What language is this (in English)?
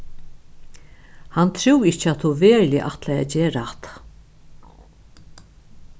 Faroese